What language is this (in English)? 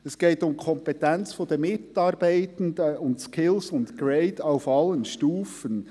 Swiss German